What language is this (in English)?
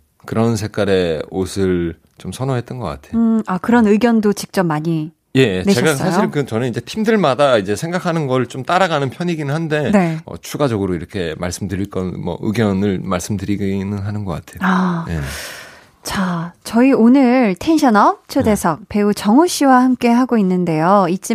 Korean